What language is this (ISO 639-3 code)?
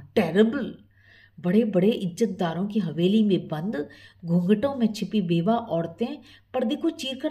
hin